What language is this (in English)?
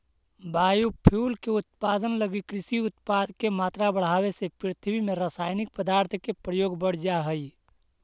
Magahi